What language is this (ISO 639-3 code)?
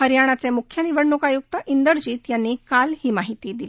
mar